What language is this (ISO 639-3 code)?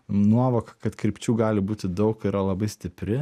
lit